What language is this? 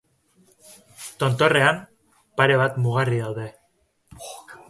Basque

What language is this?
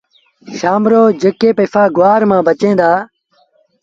Sindhi Bhil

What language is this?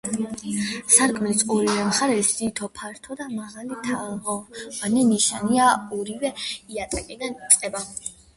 Georgian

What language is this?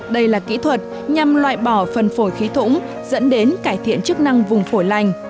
Vietnamese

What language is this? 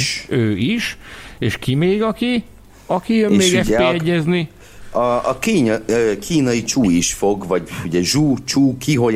Hungarian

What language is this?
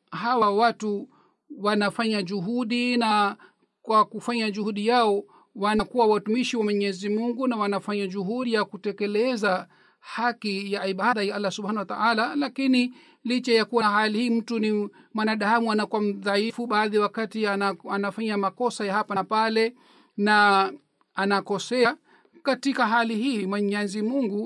Swahili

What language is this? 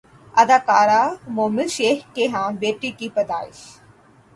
Urdu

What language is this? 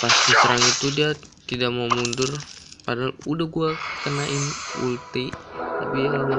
Indonesian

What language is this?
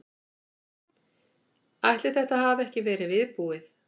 Icelandic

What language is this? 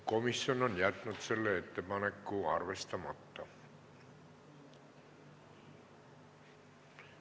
Estonian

